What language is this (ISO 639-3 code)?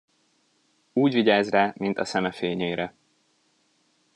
hun